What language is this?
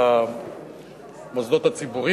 Hebrew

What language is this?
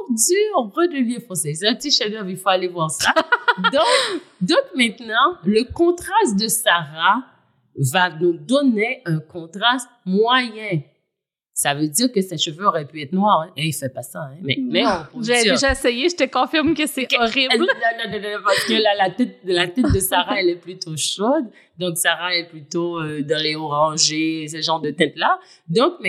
French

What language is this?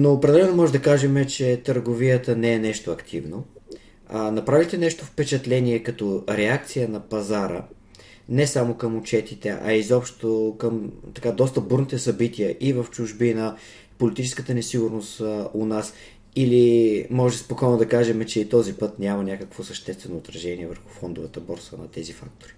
Bulgarian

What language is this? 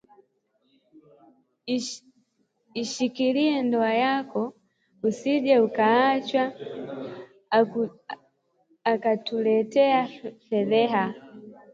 Swahili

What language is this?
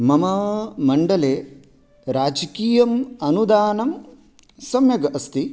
Sanskrit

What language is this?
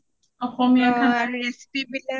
Assamese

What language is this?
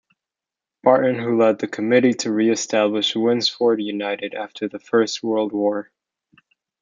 English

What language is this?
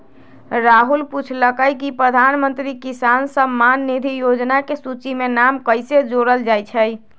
Magahi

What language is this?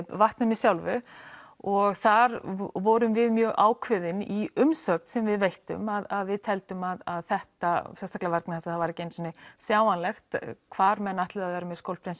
Icelandic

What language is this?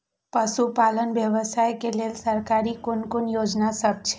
Maithili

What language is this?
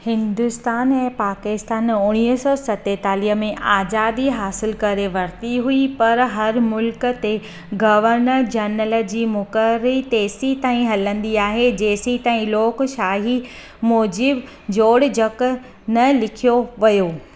Sindhi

